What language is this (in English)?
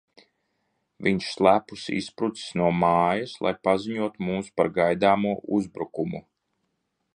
Latvian